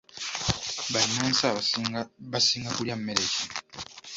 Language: Ganda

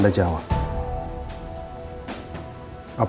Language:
Indonesian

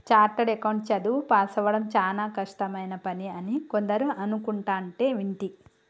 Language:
Telugu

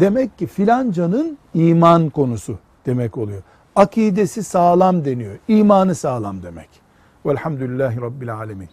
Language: Turkish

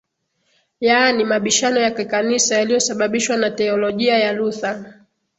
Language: Swahili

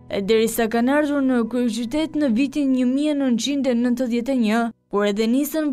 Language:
Romanian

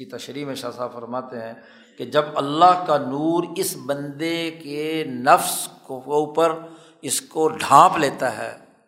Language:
Urdu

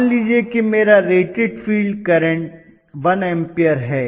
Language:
Hindi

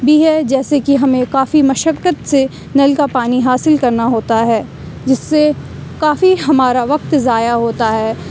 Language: Urdu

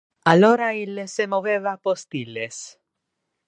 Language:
Interlingua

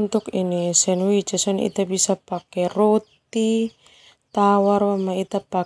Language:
Termanu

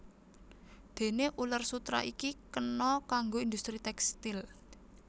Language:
Javanese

